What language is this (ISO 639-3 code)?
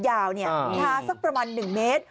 tha